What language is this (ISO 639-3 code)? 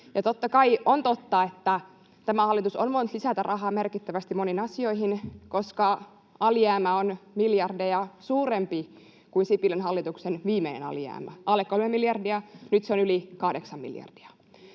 fin